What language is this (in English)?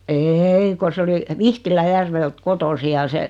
Finnish